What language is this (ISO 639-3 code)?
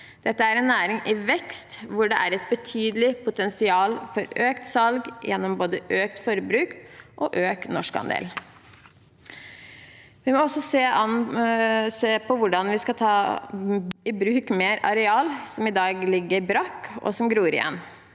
nor